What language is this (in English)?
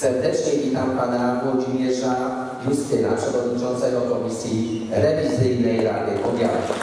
Polish